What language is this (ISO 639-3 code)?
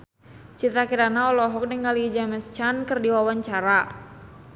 sun